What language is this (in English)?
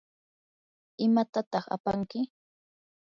Yanahuanca Pasco Quechua